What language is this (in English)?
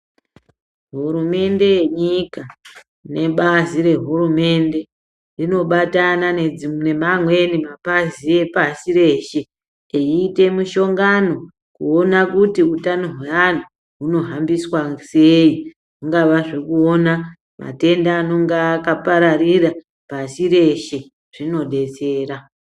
Ndau